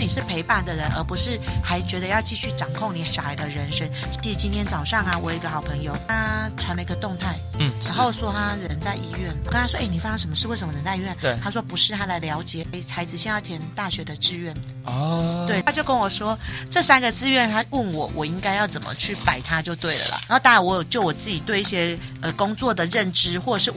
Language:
Chinese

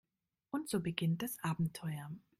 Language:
German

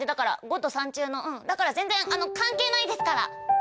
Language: Japanese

